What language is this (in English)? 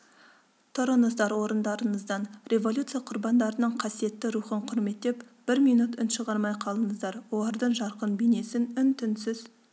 Kazakh